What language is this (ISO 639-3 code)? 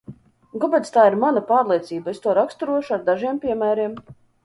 lav